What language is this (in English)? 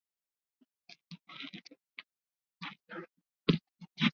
Swahili